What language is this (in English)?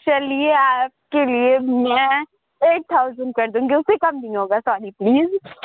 Urdu